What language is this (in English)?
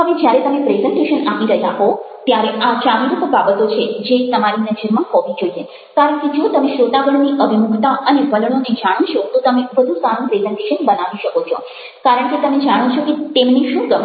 Gujarati